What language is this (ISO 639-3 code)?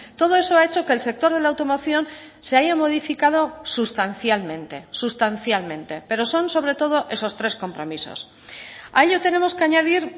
spa